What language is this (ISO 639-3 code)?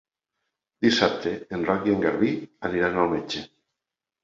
cat